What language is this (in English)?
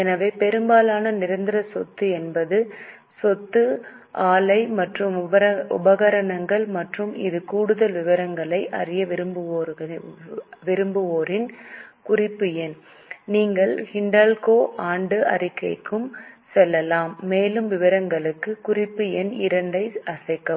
Tamil